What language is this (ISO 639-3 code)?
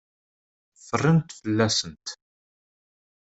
kab